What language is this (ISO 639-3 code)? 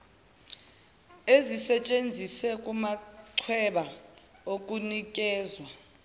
zul